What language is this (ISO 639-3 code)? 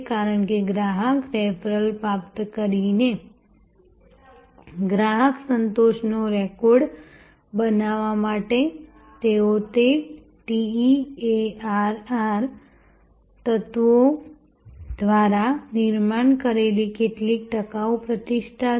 guj